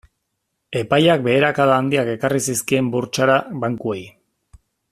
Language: Basque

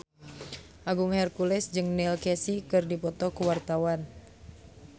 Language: Sundanese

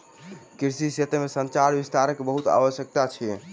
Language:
Maithili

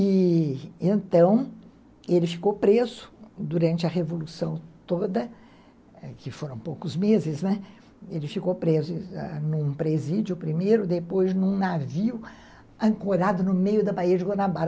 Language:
Portuguese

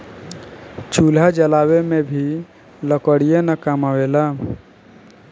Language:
Bhojpuri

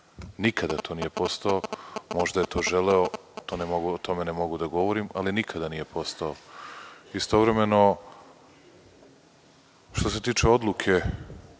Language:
Serbian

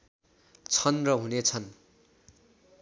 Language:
Nepali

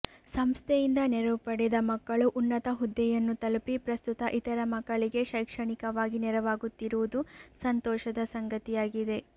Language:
Kannada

